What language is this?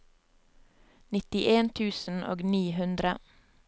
Norwegian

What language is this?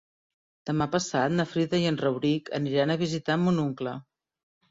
Catalan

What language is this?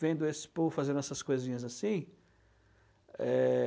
Portuguese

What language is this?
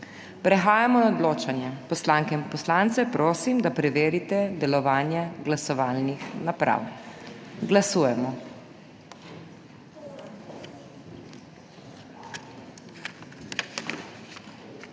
Slovenian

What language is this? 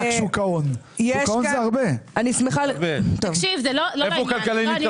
Hebrew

